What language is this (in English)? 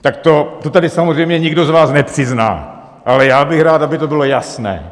Czech